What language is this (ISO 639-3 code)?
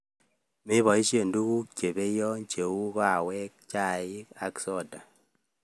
kln